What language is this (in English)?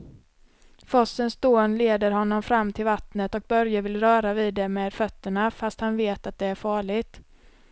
Swedish